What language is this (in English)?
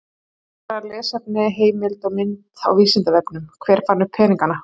Icelandic